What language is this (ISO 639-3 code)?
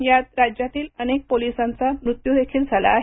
mar